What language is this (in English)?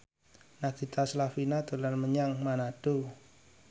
Javanese